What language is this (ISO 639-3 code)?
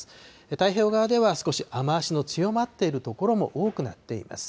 jpn